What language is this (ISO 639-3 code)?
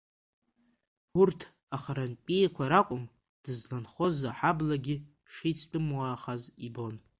abk